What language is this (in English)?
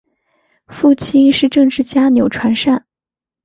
Chinese